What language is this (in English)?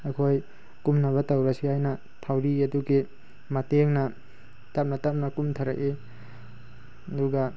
Manipuri